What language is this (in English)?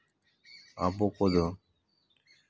Santali